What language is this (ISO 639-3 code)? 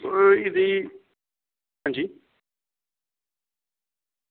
doi